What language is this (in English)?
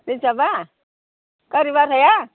Bodo